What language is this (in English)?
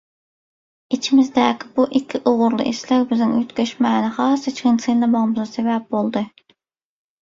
Turkmen